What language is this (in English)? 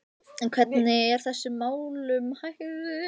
Icelandic